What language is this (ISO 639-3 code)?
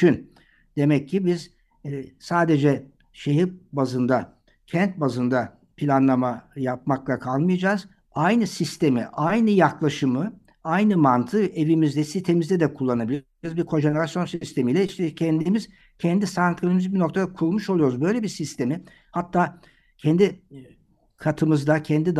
tur